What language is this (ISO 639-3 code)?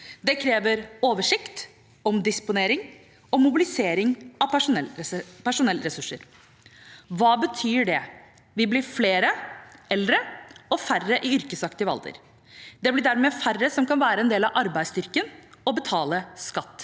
nor